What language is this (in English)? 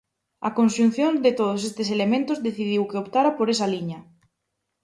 Galician